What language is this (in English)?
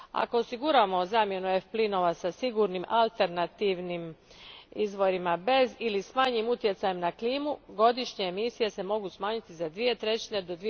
Croatian